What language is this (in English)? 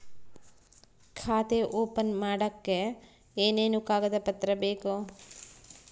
Kannada